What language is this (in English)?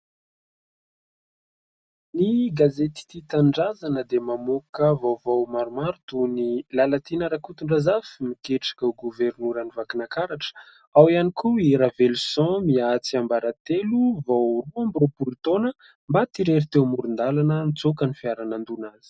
Malagasy